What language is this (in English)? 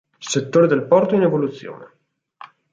Italian